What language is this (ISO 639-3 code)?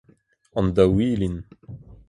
bre